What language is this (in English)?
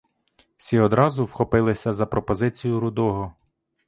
Ukrainian